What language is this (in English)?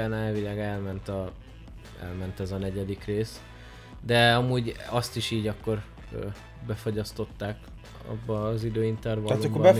Hungarian